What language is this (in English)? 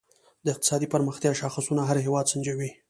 Pashto